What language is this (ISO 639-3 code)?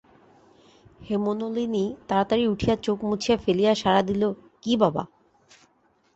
ben